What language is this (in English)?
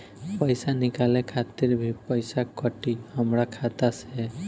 Bhojpuri